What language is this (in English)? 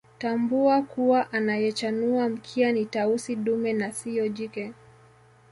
Swahili